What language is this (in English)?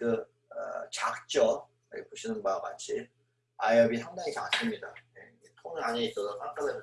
Korean